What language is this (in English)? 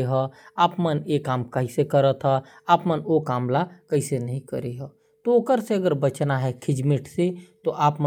Korwa